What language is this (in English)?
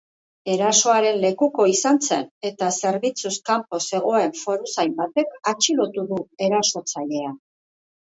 Basque